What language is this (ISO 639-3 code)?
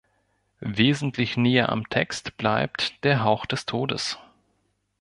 deu